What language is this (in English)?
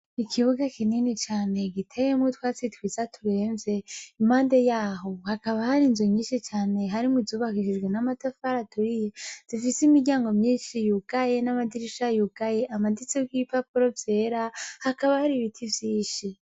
Rundi